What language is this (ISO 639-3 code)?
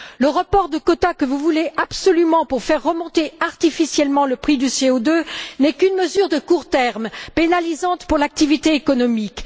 fra